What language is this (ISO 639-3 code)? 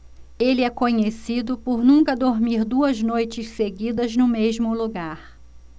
por